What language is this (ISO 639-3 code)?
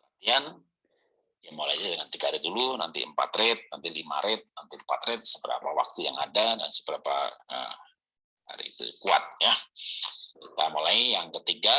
ind